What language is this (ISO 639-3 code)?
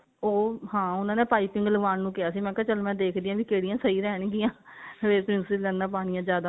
pan